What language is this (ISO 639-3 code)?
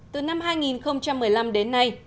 vie